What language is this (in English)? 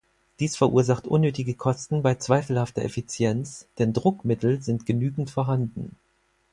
German